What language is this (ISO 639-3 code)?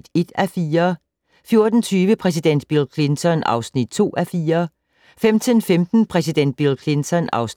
dan